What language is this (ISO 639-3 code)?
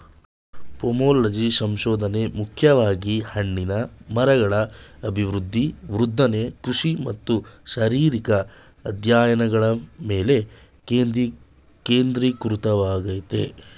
kan